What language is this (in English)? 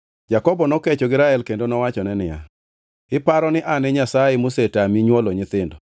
Luo (Kenya and Tanzania)